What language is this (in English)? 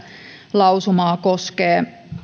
Finnish